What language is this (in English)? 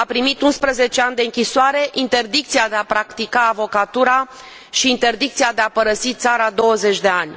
Romanian